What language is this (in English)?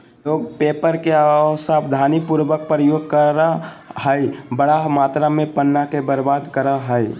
Magahi